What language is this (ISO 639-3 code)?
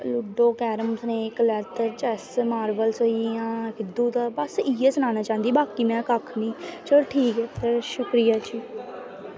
doi